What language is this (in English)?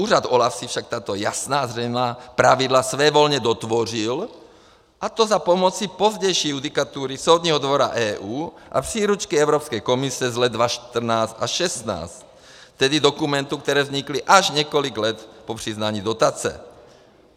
Czech